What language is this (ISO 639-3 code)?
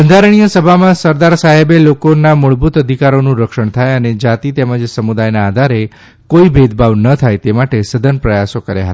guj